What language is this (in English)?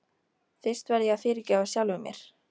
Icelandic